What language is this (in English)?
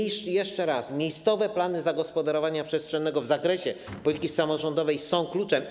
Polish